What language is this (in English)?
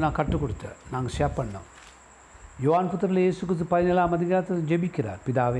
Tamil